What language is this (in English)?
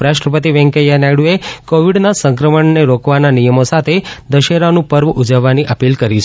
Gujarati